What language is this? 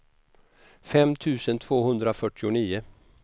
Swedish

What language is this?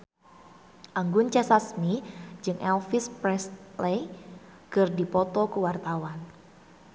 Sundanese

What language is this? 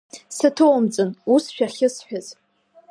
Abkhazian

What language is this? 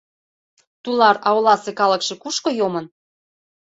Mari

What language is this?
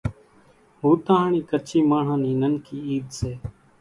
Kachi Koli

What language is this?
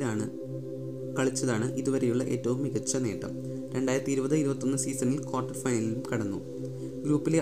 Malayalam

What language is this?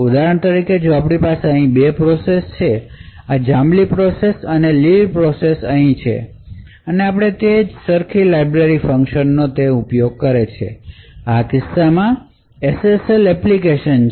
Gujarati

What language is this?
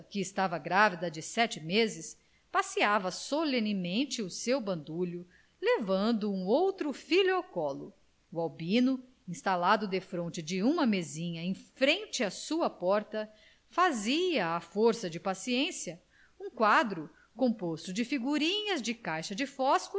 Portuguese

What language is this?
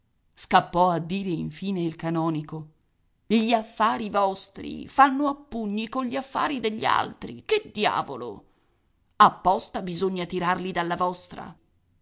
Italian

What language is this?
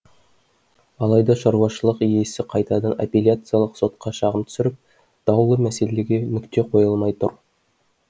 Kazakh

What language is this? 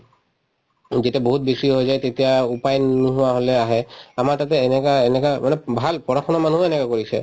Assamese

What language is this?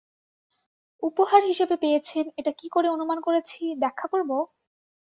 Bangla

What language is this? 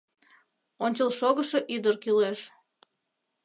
Mari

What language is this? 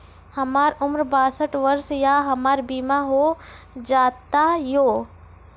Maithili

